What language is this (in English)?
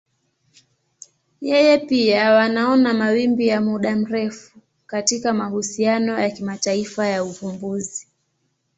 Swahili